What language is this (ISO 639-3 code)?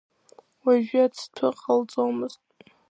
abk